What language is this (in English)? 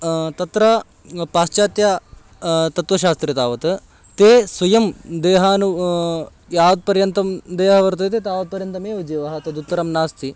Sanskrit